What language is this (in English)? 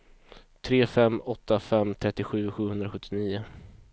Swedish